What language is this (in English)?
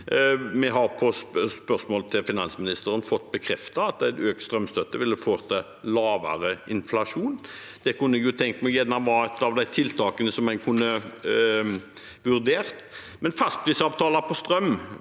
Norwegian